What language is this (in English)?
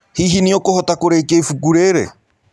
Kikuyu